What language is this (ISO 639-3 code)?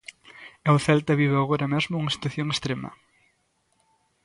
glg